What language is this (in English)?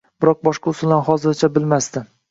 Uzbek